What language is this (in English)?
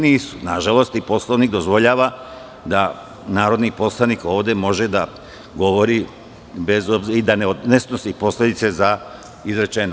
Serbian